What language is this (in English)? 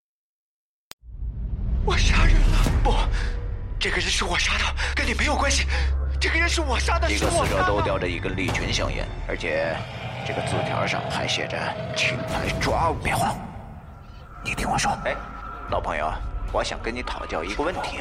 Chinese